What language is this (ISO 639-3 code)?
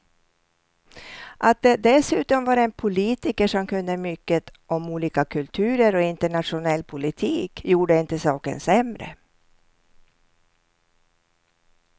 swe